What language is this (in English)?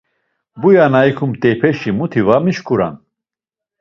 Laz